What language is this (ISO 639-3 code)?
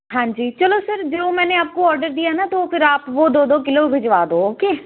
pan